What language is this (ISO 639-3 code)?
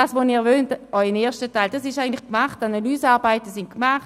gsw